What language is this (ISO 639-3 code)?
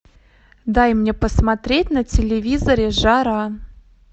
rus